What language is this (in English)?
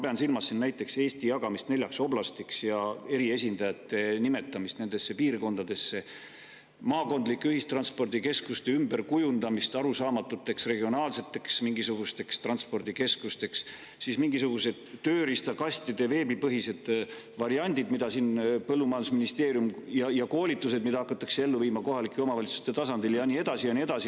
Estonian